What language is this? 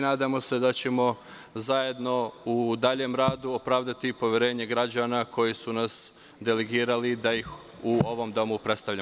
Serbian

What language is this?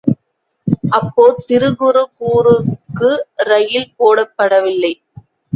Tamil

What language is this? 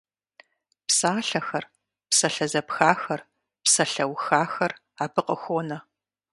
Kabardian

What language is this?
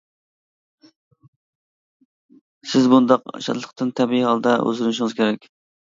Uyghur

